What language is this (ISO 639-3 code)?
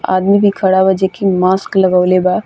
bho